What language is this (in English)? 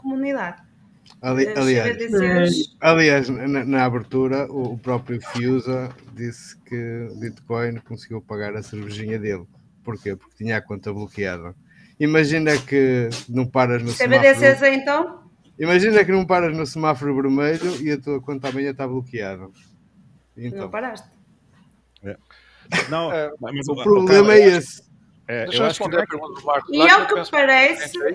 Portuguese